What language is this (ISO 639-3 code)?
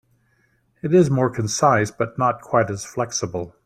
eng